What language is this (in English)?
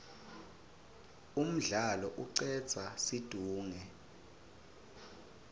Swati